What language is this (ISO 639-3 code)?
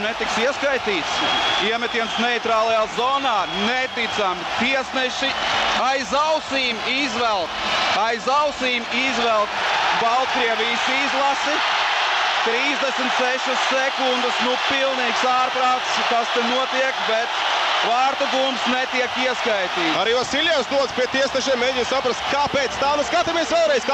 lav